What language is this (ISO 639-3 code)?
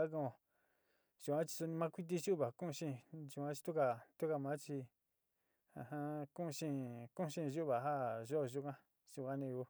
xti